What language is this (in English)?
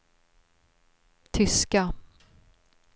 Swedish